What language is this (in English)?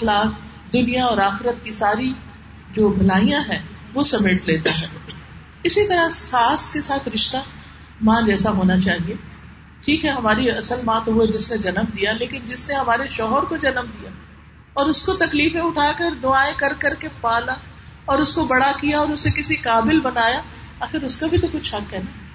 Urdu